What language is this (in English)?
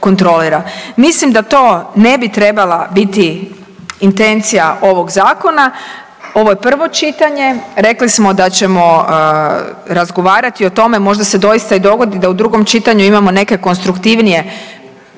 Croatian